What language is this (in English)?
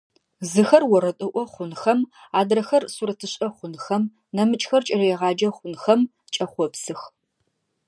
Adyghe